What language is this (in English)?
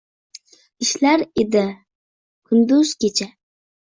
Uzbek